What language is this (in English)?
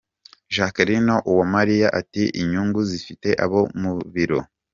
Kinyarwanda